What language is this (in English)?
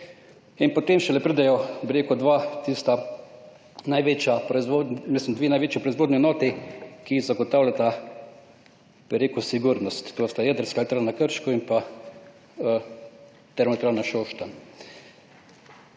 Slovenian